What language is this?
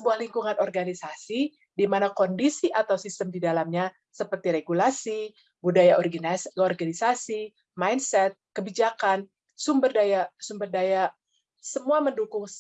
Indonesian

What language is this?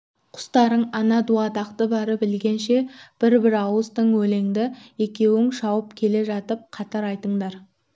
Kazakh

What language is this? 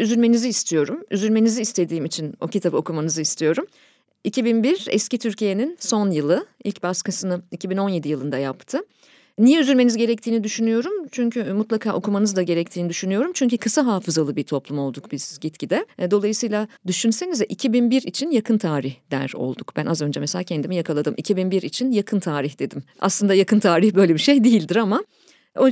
Turkish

